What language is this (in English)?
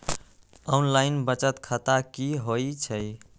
Magahi